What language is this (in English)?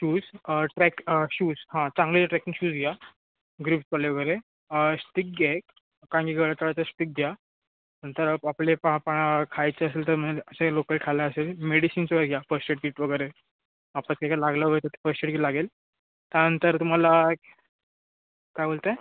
Marathi